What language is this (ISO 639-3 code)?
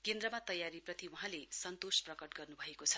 nep